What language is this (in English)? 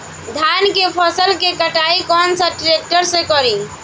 Bhojpuri